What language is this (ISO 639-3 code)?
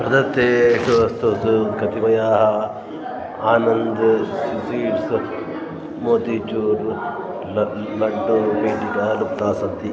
san